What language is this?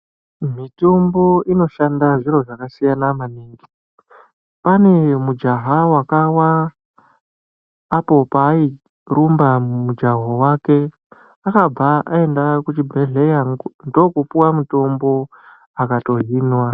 Ndau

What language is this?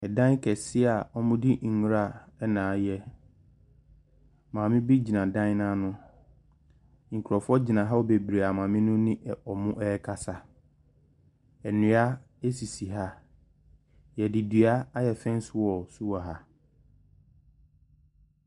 Akan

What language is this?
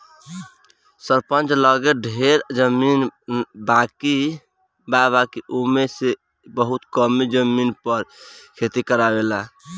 Bhojpuri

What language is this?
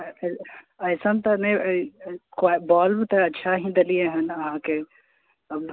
Maithili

